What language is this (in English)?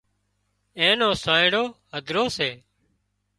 Wadiyara Koli